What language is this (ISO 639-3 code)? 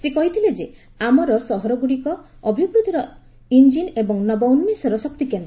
ori